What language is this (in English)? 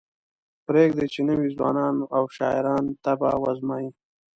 Pashto